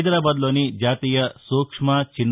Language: Telugu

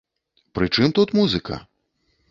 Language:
Belarusian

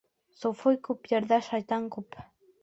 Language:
Bashkir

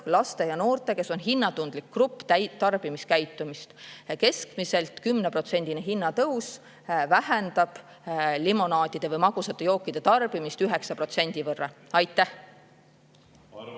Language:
Estonian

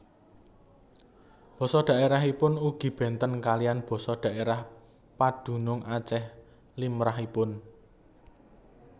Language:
Javanese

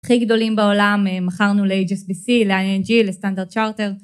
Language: Hebrew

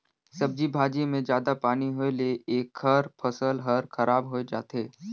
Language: Chhattisgarhi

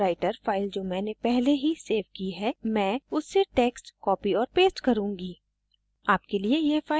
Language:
Hindi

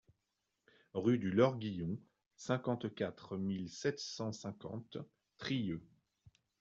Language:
French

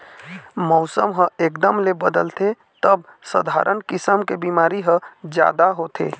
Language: Chhattisgarhi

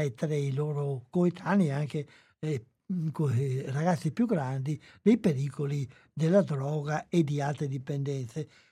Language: Italian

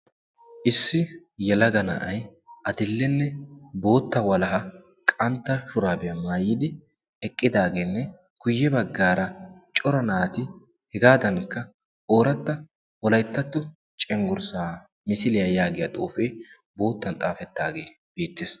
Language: Wolaytta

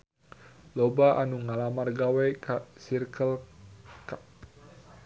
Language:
Sundanese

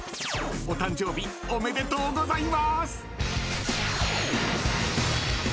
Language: Japanese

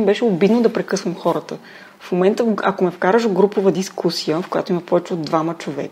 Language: Bulgarian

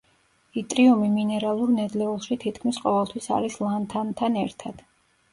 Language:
Georgian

